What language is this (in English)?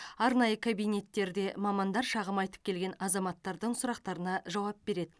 Kazakh